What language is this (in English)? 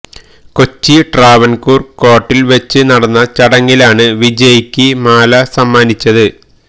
Malayalam